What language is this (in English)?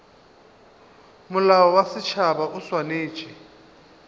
Northern Sotho